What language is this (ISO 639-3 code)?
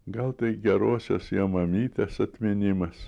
lit